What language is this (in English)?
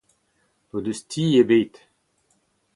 Breton